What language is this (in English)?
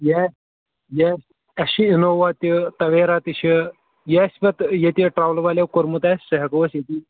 Kashmiri